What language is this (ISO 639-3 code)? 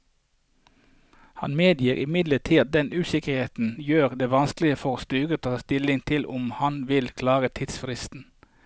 nor